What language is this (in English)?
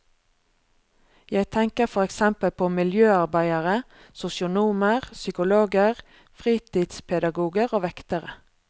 Norwegian